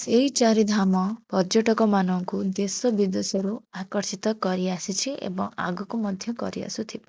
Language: Odia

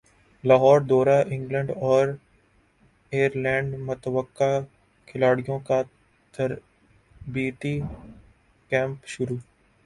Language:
Urdu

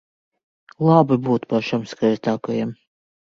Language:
Latvian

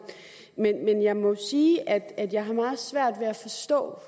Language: Danish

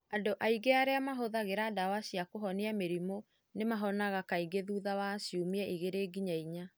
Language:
Kikuyu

